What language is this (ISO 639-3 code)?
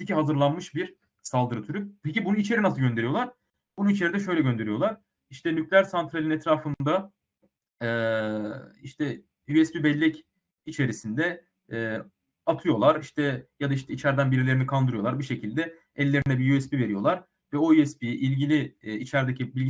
tur